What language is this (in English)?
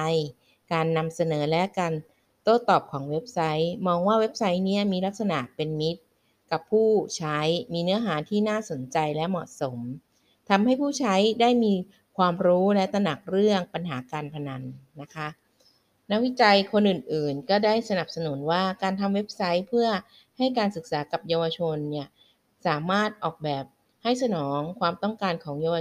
Thai